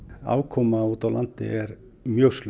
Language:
Icelandic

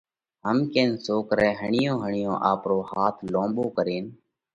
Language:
Parkari Koli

